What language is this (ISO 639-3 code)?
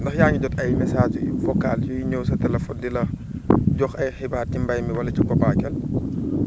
wol